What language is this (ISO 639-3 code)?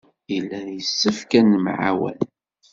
kab